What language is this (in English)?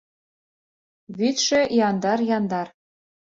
Mari